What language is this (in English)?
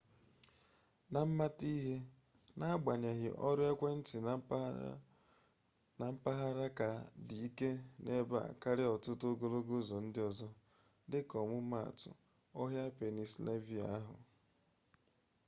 Igbo